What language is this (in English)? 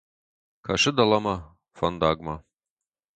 Ossetic